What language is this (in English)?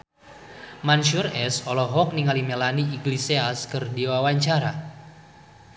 Sundanese